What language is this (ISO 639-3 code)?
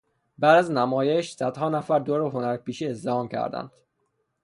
fas